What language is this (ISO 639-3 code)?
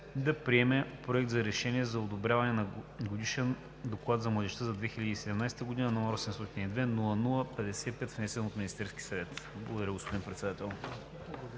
bul